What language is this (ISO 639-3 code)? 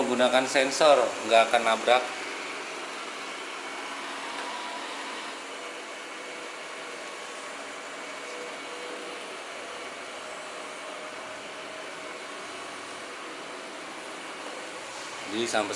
ind